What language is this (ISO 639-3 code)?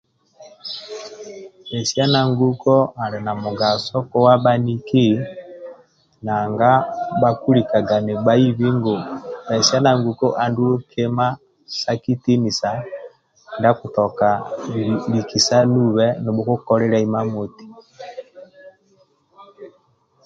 rwm